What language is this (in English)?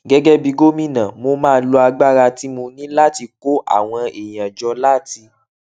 Yoruba